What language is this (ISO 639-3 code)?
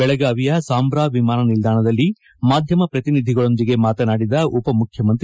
kan